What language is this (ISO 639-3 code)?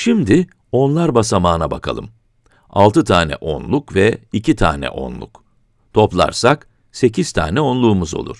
tur